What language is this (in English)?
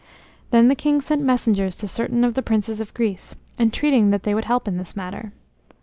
English